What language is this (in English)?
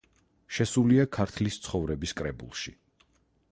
Georgian